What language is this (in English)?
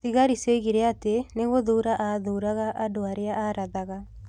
Kikuyu